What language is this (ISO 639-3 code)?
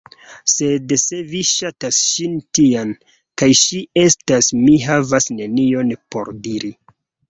epo